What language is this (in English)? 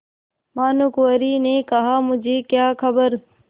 Hindi